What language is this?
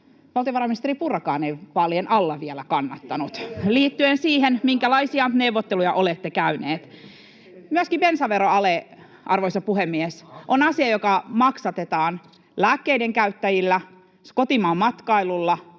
Finnish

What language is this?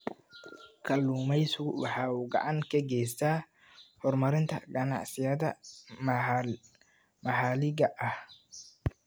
Somali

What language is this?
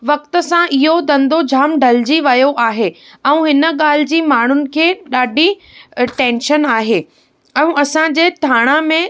Sindhi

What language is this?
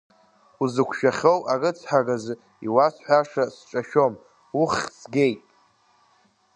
Abkhazian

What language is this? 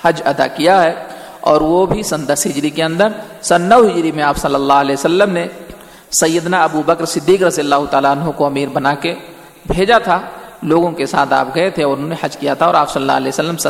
Urdu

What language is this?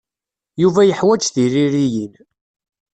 Kabyle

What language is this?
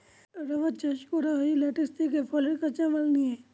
Bangla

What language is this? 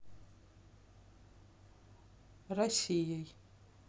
Russian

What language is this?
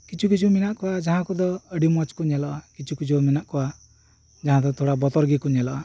Santali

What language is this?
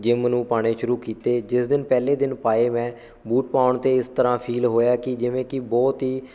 Punjabi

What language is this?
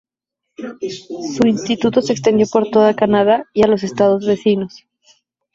Spanish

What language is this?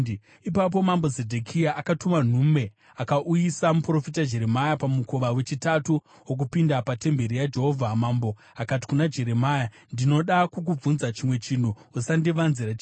Shona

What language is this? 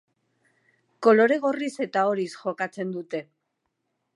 Basque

